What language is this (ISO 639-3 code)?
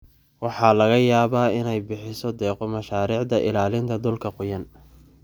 som